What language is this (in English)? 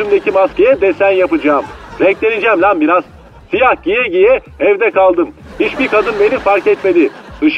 Turkish